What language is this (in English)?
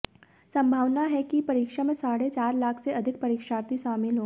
Hindi